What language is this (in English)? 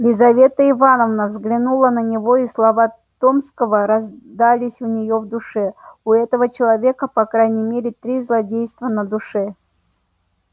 Russian